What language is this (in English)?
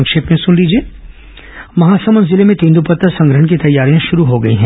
Hindi